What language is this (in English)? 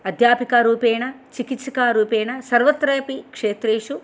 Sanskrit